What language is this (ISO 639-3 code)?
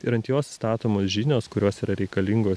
lit